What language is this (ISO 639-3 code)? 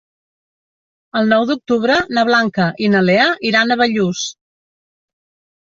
cat